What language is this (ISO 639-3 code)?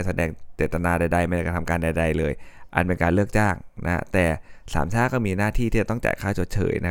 tha